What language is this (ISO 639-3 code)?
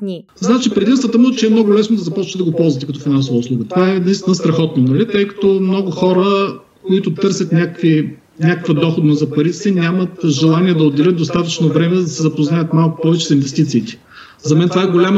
bul